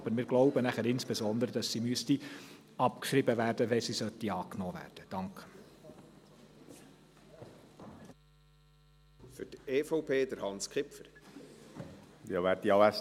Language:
Swiss German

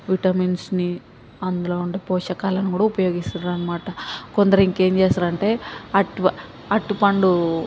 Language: Telugu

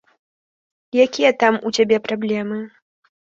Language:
Belarusian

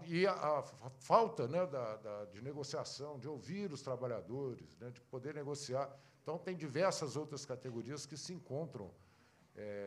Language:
Portuguese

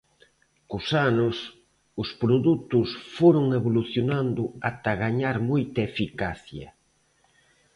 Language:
Galician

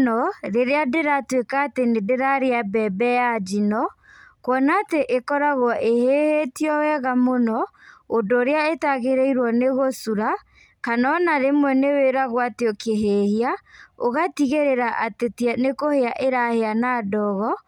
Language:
Kikuyu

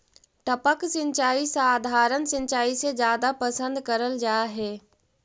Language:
Magahi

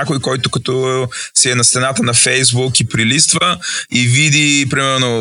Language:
Bulgarian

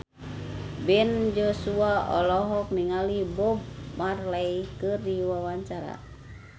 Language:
Sundanese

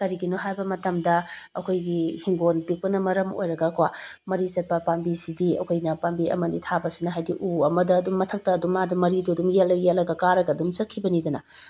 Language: Manipuri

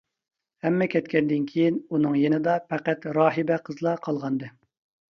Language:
Uyghur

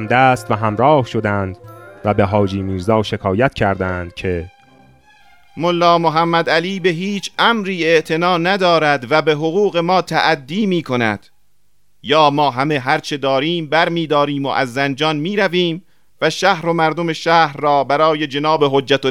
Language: Persian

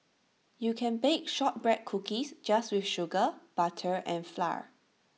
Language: English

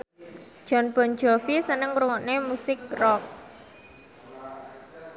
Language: Javanese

